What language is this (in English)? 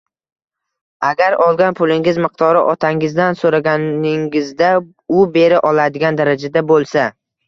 Uzbek